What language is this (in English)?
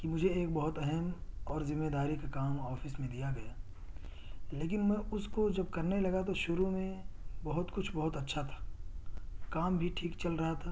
Urdu